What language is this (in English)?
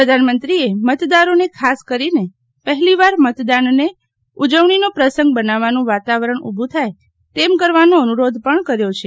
Gujarati